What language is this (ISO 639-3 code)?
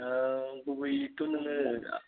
brx